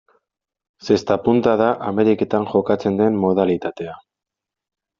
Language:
Basque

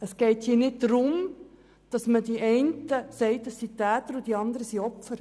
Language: Swiss German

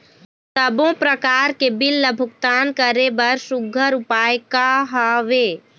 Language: Chhattisgarhi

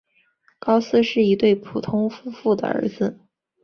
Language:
Chinese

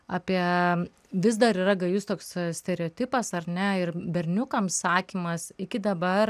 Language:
Lithuanian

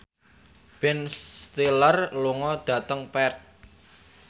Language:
Javanese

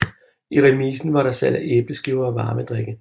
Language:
Danish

